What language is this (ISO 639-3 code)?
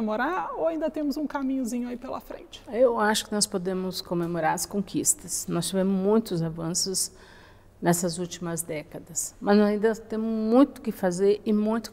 por